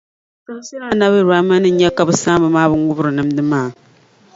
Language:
Dagbani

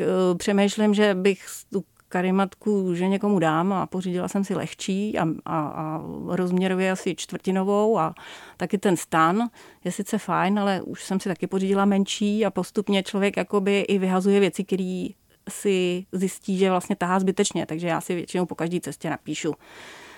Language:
Czech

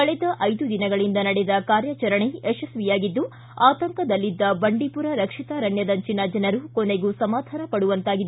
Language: Kannada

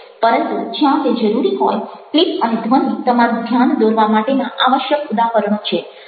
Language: Gujarati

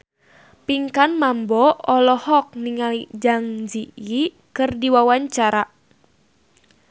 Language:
Sundanese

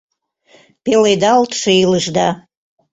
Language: Mari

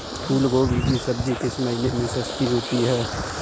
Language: Hindi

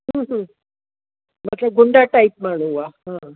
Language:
Sindhi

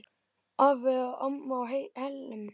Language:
Icelandic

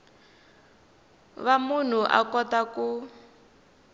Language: Tsonga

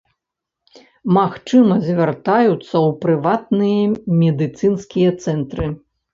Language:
Belarusian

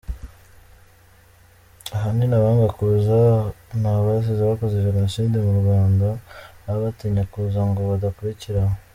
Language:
Kinyarwanda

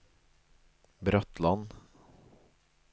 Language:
Norwegian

